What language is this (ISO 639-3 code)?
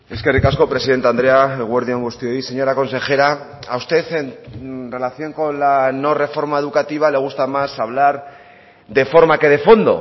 spa